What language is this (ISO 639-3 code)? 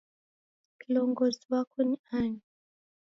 dav